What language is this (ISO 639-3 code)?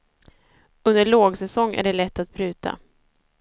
swe